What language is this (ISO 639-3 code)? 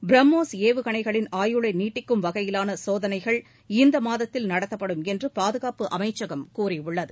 tam